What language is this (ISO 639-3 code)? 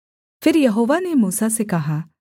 hin